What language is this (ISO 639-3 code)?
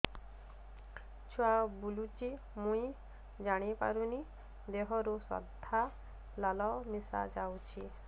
ori